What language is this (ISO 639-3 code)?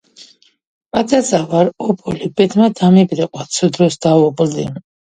kat